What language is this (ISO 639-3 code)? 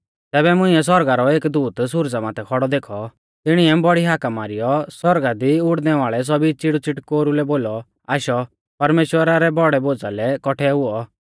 bfz